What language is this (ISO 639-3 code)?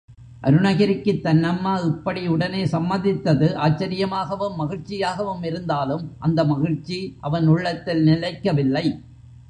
tam